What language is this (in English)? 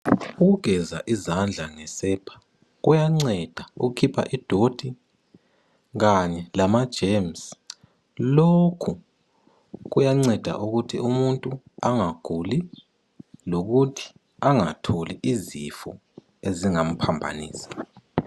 North Ndebele